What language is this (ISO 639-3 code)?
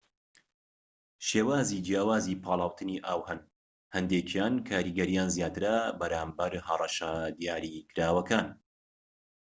ckb